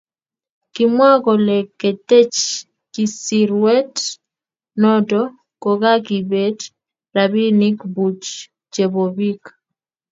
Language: Kalenjin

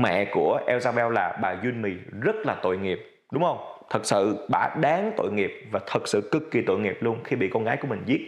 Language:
Vietnamese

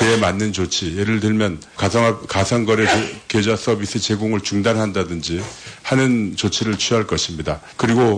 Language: Korean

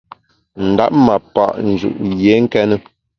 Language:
Bamun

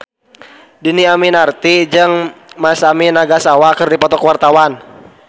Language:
Sundanese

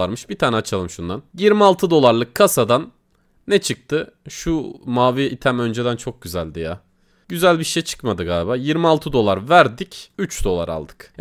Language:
Turkish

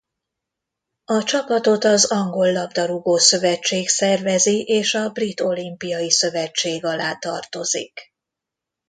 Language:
Hungarian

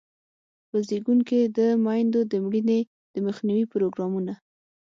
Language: Pashto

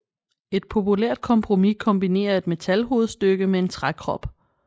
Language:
Danish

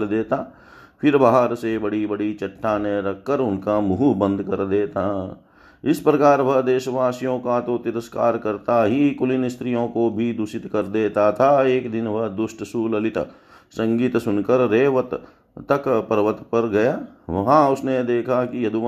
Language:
Hindi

